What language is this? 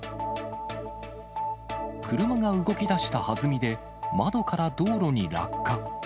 Japanese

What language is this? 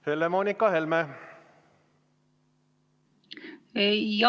Estonian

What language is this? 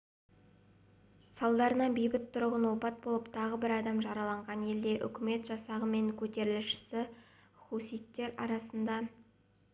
Kazakh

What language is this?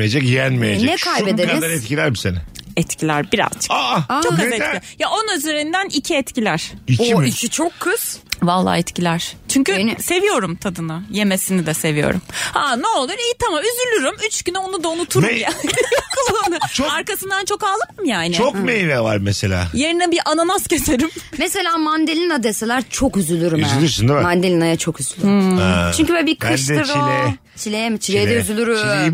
Turkish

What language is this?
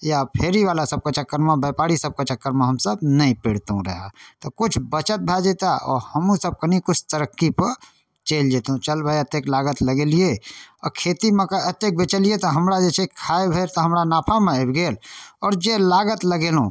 Maithili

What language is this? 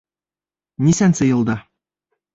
Bashkir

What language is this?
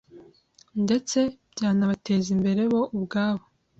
Kinyarwanda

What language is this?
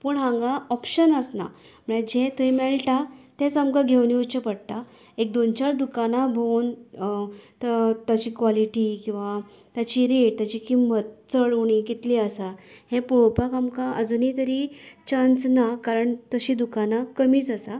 Konkani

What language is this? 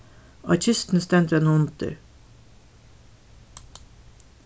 Faroese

